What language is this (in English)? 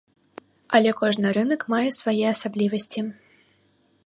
Belarusian